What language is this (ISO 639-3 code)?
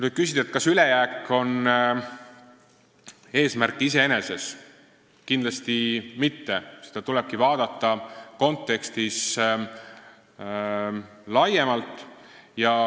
est